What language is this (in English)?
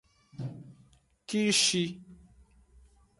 Aja (Benin)